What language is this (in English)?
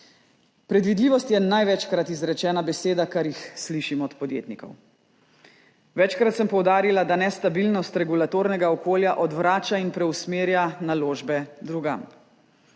Slovenian